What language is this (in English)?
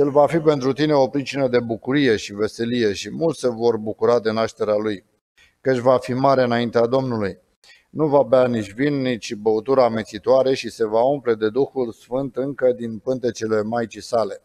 Romanian